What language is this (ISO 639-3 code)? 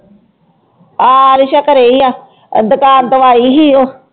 pan